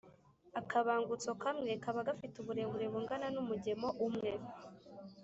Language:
Kinyarwanda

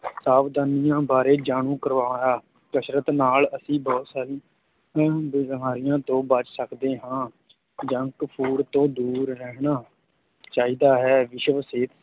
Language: Punjabi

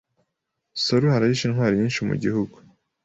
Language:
Kinyarwanda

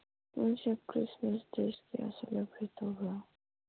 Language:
Manipuri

